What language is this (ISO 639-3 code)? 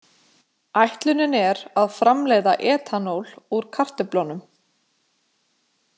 isl